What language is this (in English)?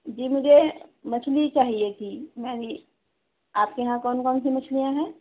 Urdu